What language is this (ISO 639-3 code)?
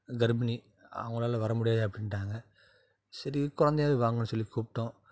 tam